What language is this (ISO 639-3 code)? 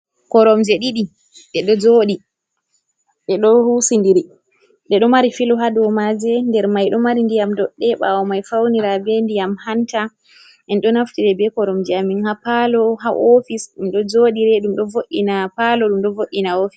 ful